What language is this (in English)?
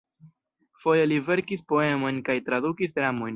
Esperanto